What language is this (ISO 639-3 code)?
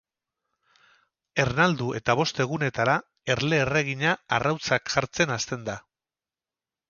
eus